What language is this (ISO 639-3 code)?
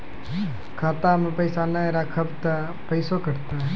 mai